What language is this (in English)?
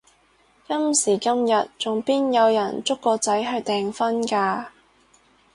Cantonese